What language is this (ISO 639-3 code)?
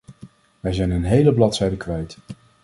nld